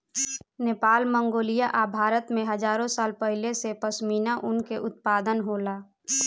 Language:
Bhojpuri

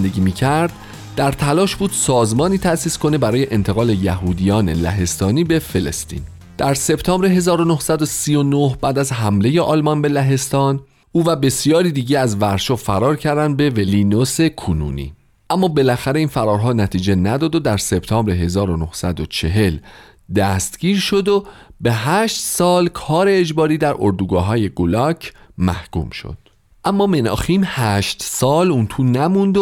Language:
Persian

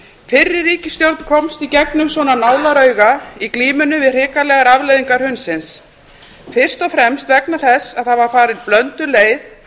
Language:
Icelandic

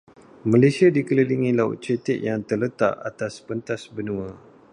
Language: Malay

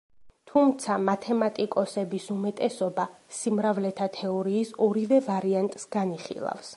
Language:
Georgian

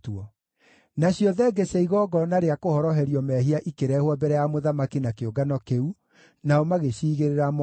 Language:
Kikuyu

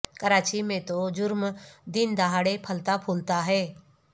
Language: Urdu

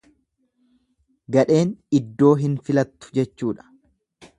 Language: Oromo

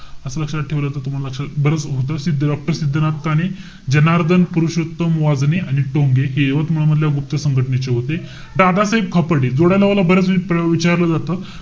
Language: Marathi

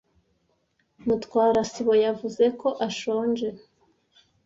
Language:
Kinyarwanda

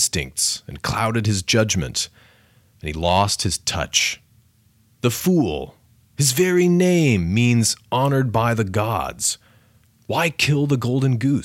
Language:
English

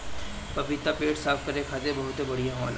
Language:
Bhojpuri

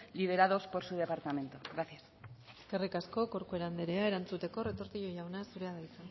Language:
Basque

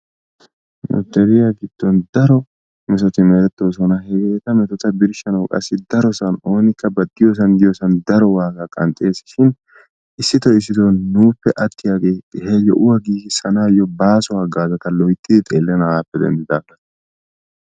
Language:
Wolaytta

